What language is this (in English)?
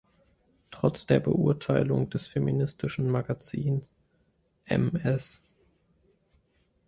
German